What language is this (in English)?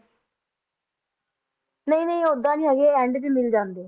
Punjabi